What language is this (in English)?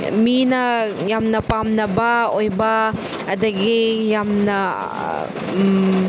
Manipuri